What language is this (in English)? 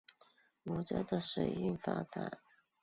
Chinese